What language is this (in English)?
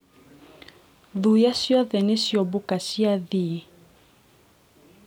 Kikuyu